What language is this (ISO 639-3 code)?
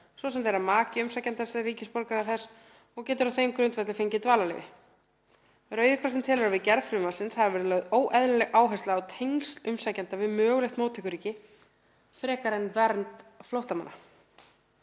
isl